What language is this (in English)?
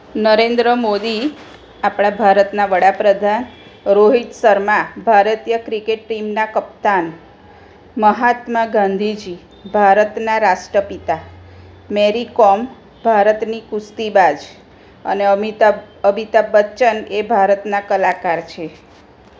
Gujarati